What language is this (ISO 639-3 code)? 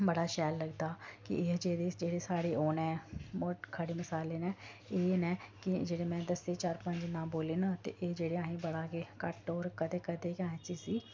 doi